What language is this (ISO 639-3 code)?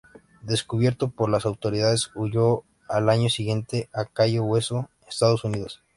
spa